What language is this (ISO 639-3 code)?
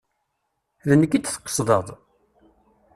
kab